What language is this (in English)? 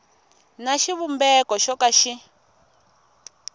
Tsonga